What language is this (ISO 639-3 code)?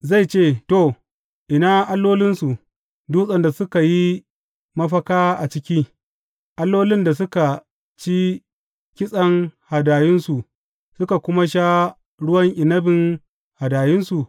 hau